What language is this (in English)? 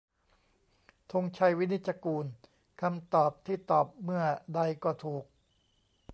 Thai